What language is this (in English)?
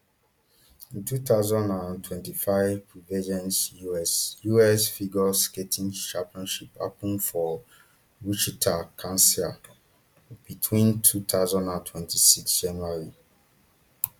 Nigerian Pidgin